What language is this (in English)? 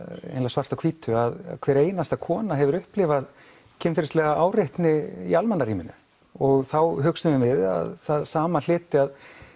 Icelandic